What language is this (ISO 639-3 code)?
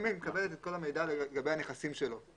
heb